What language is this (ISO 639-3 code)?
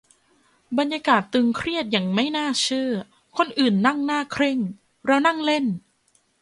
tha